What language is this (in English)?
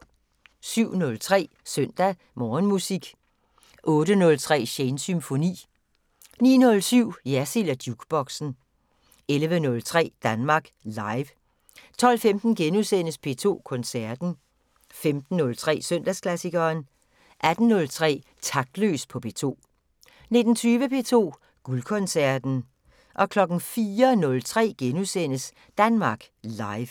Danish